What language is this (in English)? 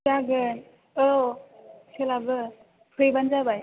Bodo